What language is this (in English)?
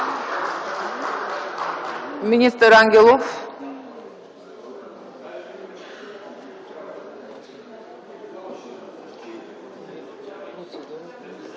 Bulgarian